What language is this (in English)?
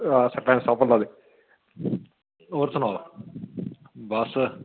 Dogri